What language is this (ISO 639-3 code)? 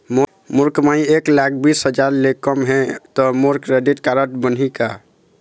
hne